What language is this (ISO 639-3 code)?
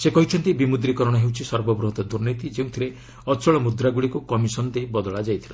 ori